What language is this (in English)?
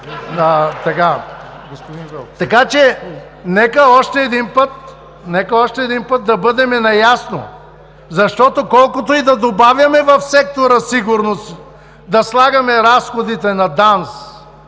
Bulgarian